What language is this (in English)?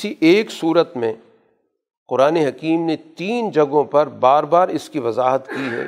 Urdu